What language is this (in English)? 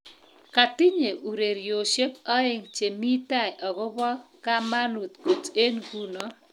Kalenjin